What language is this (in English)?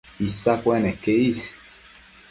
Matsés